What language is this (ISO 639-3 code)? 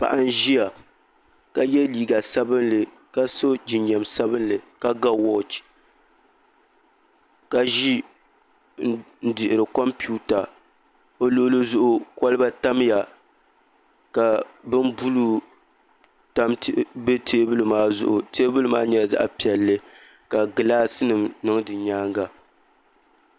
dag